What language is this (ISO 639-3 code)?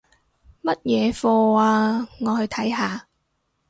yue